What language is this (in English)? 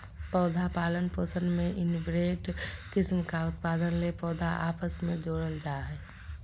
Magahi